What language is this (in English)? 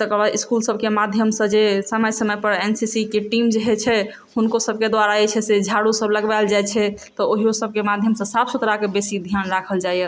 Maithili